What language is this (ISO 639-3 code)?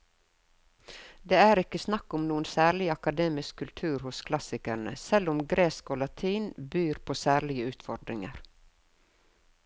nor